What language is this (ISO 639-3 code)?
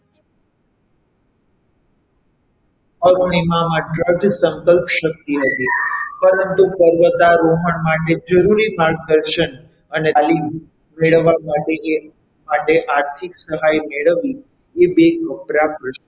guj